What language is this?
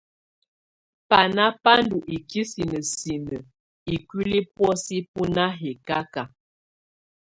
Tunen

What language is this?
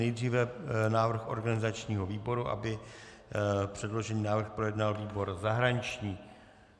Czech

